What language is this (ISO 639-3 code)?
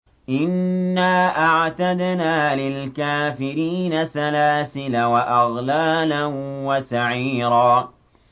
ara